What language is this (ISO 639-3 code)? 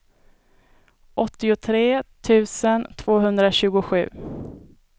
swe